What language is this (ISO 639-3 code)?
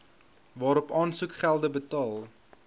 afr